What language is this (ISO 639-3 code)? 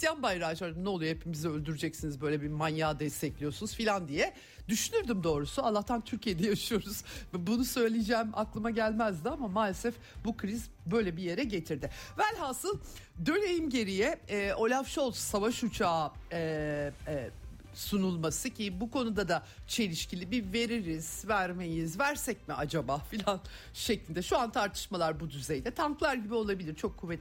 tur